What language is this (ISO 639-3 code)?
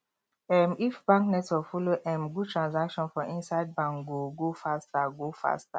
pcm